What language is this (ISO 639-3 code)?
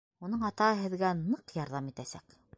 bak